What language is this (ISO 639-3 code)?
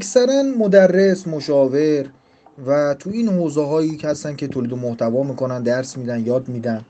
fas